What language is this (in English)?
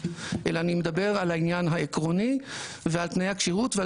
Hebrew